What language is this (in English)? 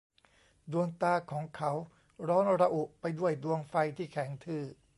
Thai